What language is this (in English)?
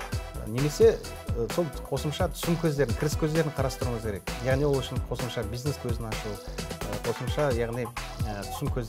Russian